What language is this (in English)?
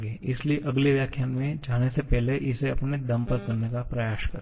Hindi